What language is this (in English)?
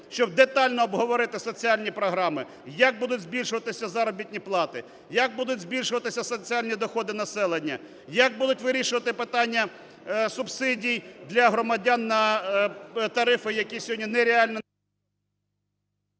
Ukrainian